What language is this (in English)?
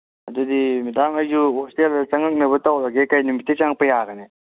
Manipuri